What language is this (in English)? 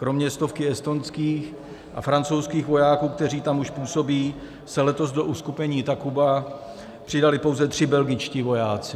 Czech